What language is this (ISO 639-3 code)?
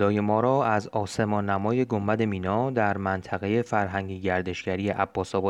fas